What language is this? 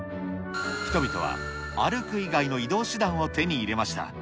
Japanese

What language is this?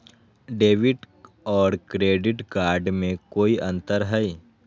Magahi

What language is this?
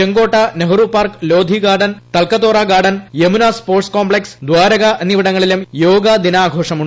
Malayalam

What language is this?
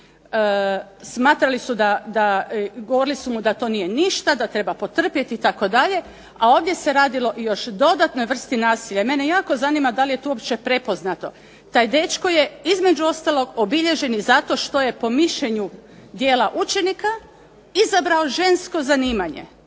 Croatian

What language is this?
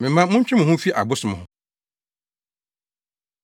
Akan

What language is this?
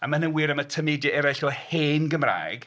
Welsh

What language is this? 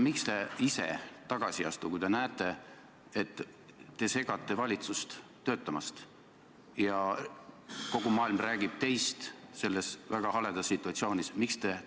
Estonian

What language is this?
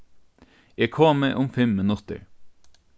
Faroese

